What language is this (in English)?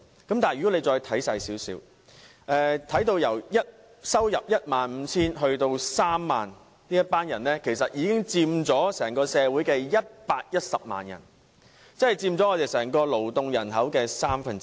Cantonese